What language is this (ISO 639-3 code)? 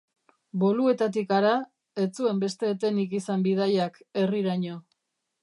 eus